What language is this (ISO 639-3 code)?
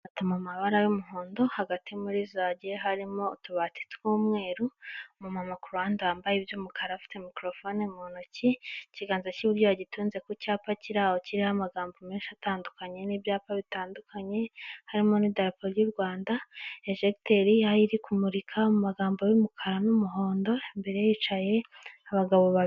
kin